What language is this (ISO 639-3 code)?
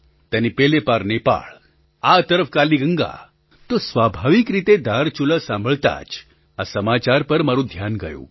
guj